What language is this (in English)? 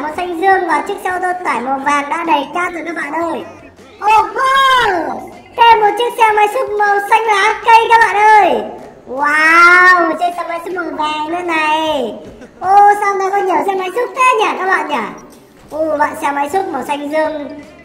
Vietnamese